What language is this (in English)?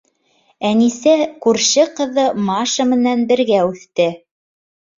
Bashkir